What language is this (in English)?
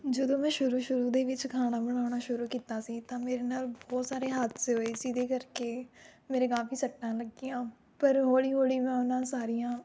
Punjabi